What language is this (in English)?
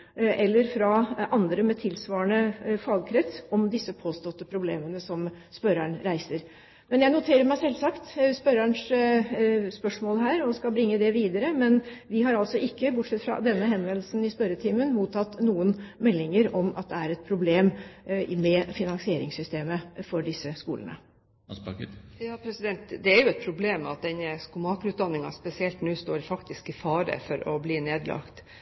Norwegian Bokmål